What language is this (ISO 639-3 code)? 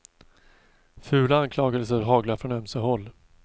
swe